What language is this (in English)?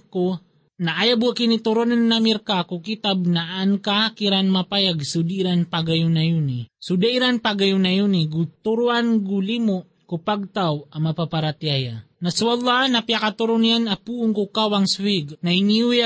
Filipino